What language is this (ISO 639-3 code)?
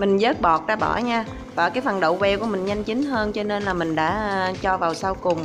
vie